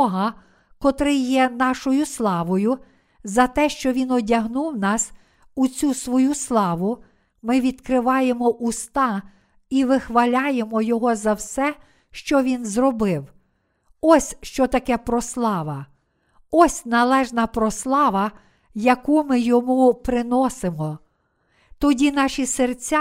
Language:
Ukrainian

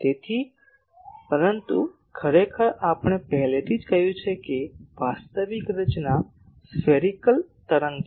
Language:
Gujarati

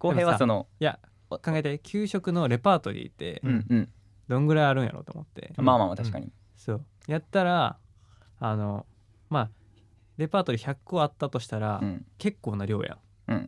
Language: Japanese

